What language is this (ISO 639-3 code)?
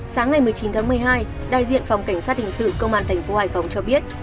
vie